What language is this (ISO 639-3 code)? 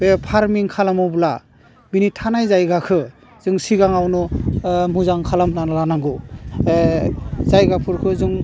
brx